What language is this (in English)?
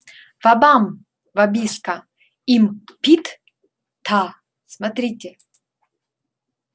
Russian